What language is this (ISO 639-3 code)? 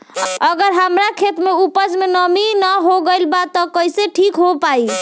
bho